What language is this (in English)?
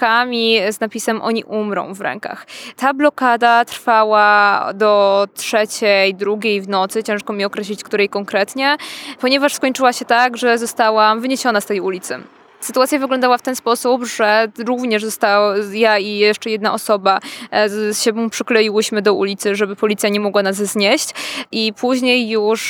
Polish